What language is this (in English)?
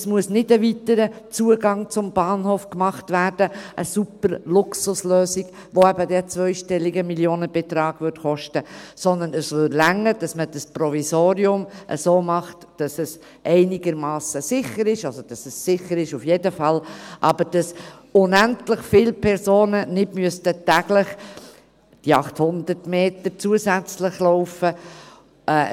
Swiss German